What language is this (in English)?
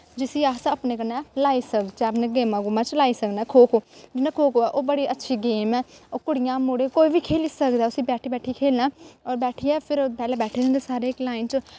Dogri